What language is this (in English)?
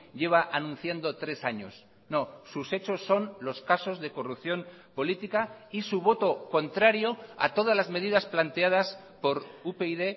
Spanish